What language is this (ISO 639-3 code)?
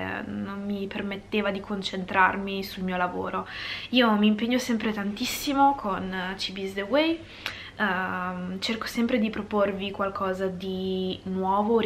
ita